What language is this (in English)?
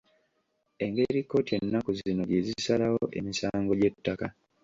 Ganda